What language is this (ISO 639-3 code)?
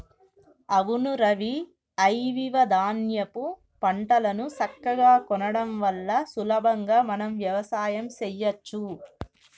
tel